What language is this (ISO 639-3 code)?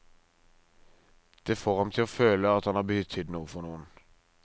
nor